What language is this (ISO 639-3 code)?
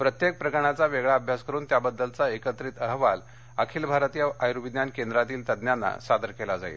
mar